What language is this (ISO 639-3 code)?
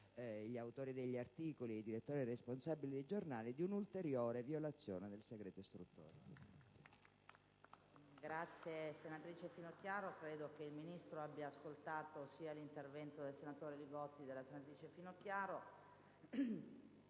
ita